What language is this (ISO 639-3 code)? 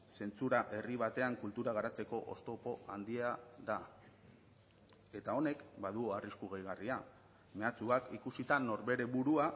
eus